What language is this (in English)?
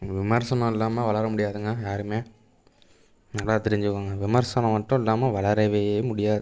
Tamil